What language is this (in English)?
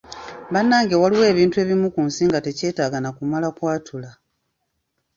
Ganda